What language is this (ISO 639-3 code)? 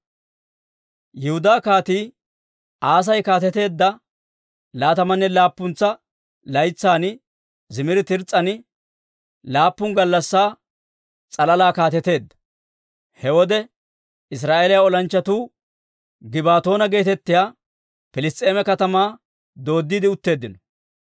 dwr